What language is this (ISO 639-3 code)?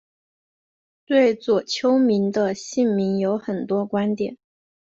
zho